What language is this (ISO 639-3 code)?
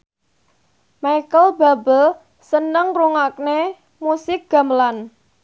jav